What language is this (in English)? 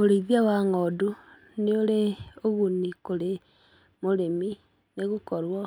Kikuyu